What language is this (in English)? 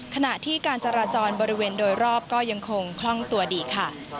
Thai